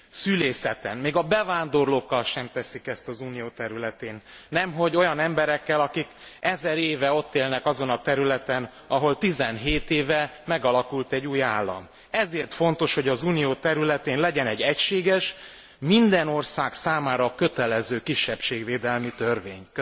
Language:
Hungarian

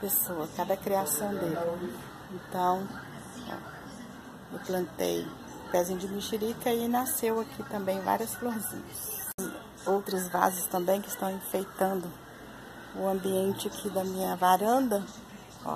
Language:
Portuguese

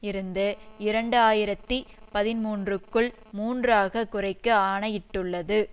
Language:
Tamil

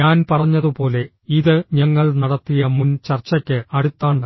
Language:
Malayalam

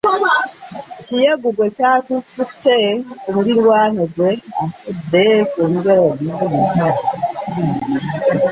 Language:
Ganda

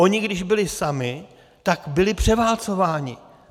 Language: Czech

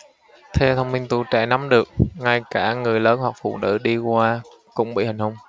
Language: Vietnamese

